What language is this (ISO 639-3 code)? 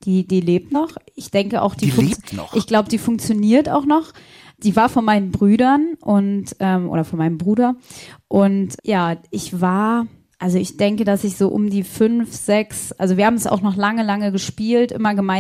deu